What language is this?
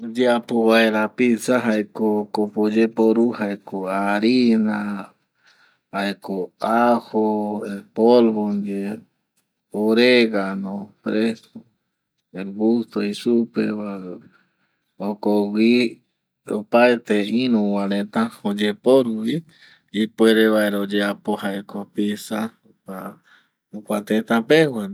Eastern Bolivian Guaraní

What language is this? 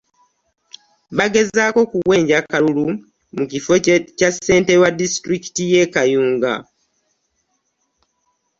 Ganda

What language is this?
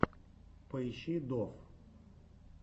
Russian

